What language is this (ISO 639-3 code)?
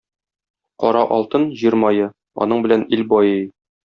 tat